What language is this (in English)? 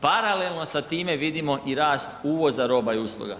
Croatian